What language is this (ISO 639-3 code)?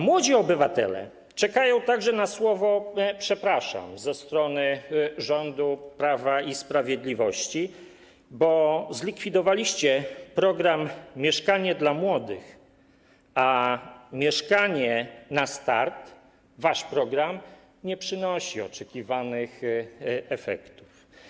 pol